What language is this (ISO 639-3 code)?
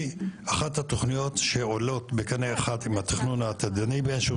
heb